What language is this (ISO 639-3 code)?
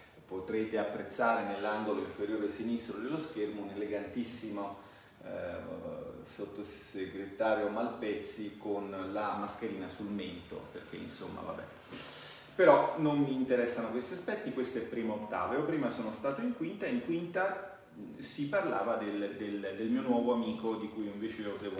ita